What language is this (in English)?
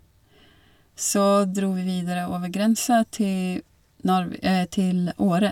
Norwegian